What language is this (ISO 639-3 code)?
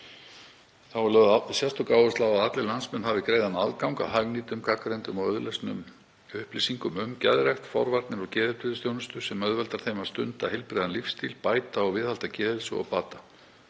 isl